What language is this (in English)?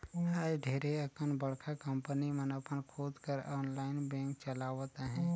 Chhattisgarhi